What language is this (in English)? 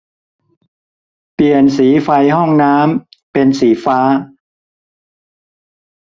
Thai